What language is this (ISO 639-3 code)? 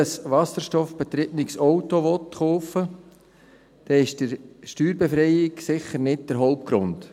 gsw